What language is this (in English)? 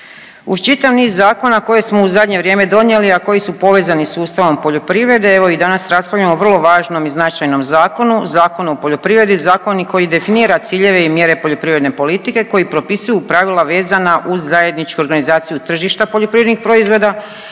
Croatian